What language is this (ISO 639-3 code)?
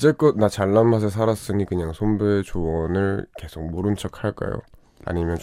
kor